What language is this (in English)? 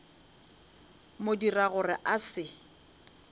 Northern Sotho